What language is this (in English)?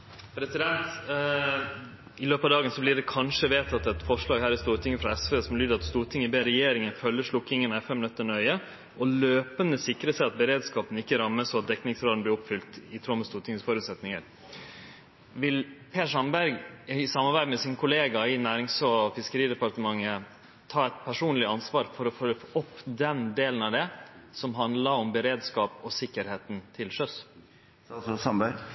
Norwegian Nynorsk